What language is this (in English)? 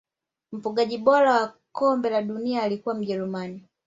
Swahili